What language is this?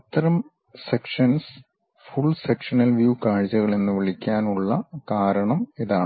Malayalam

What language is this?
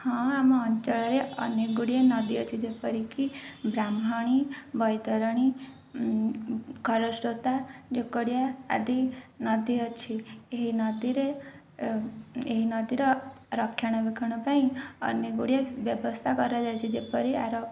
Odia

